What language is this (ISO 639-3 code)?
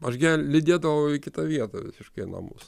lit